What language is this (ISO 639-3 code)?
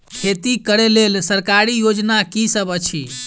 mai